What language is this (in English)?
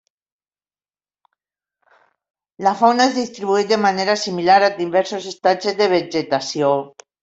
Catalan